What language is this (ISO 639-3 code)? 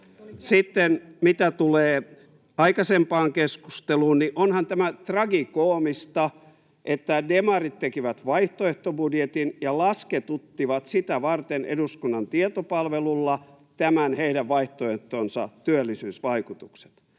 fin